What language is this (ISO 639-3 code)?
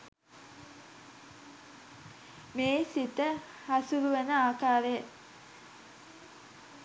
sin